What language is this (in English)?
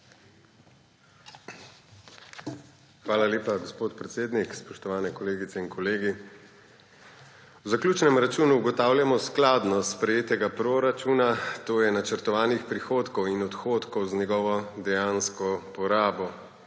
Slovenian